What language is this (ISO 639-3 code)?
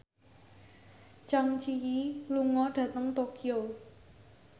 jav